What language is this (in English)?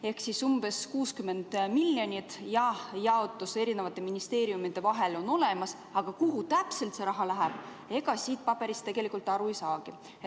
Estonian